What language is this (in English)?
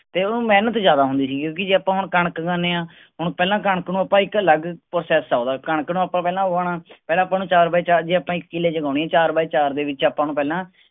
Punjabi